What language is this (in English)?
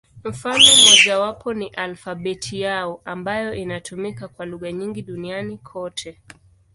Swahili